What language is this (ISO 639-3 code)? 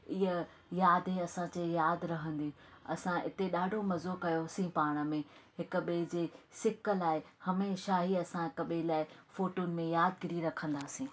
snd